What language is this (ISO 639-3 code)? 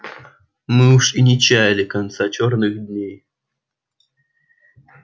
rus